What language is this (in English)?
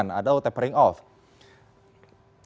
Indonesian